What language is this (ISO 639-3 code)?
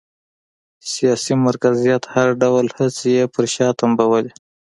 pus